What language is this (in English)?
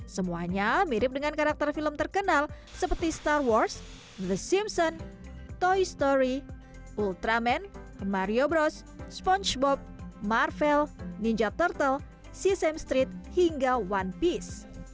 Indonesian